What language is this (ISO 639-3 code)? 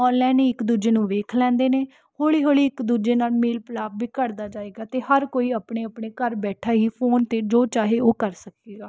pan